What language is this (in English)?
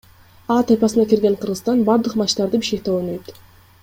Kyrgyz